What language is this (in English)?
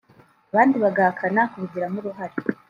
Kinyarwanda